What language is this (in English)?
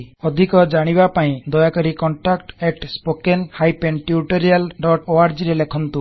Odia